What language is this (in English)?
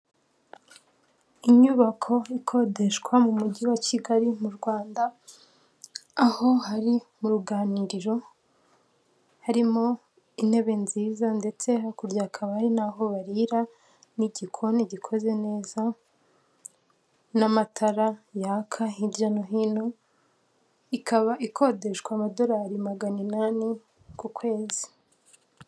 Kinyarwanda